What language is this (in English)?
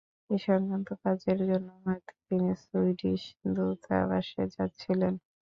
Bangla